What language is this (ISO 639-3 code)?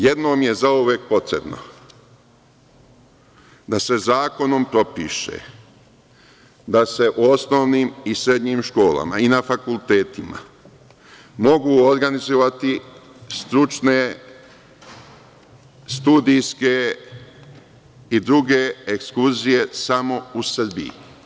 srp